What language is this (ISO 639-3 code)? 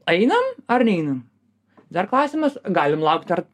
lit